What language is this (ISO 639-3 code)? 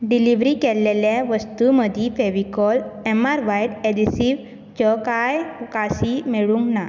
kok